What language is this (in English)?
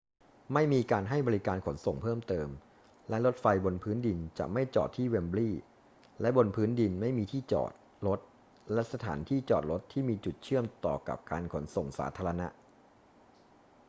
Thai